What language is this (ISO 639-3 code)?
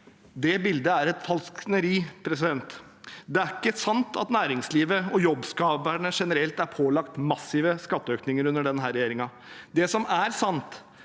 nor